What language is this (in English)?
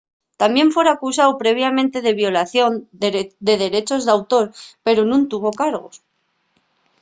Asturian